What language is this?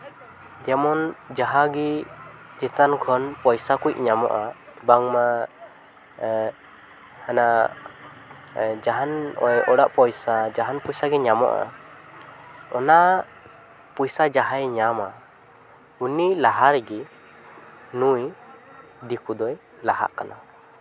Santali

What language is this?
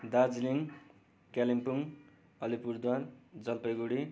Nepali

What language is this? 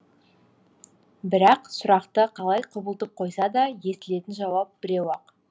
Kazakh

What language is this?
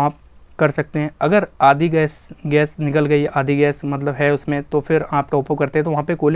Hindi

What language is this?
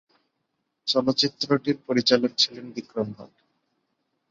Bangla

